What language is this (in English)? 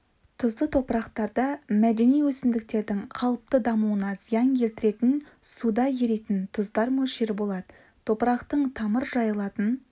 Kazakh